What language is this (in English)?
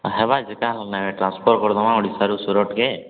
Odia